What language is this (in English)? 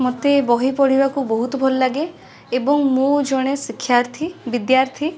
Odia